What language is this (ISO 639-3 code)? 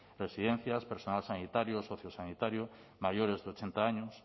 spa